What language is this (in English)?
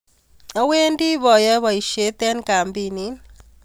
Kalenjin